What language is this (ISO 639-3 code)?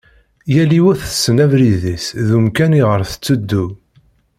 kab